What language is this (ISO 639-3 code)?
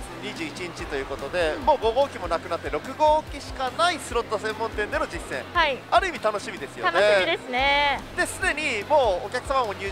jpn